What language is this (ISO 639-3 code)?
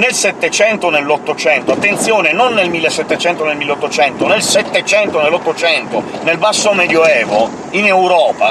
ita